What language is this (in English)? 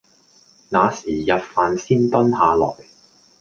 Cantonese